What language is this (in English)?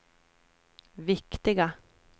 Swedish